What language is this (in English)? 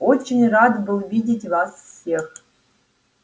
Russian